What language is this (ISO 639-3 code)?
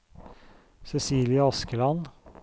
nor